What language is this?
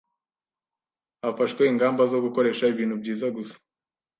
Kinyarwanda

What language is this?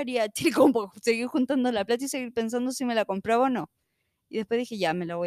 Spanish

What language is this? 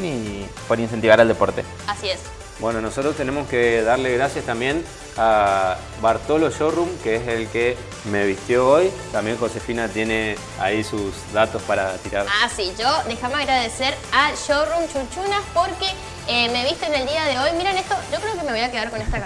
Spanish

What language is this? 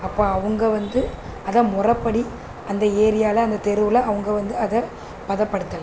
Tamil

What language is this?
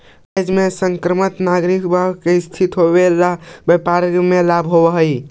Magahi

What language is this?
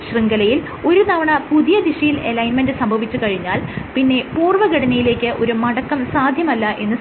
Malayalam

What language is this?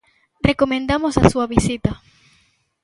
Galician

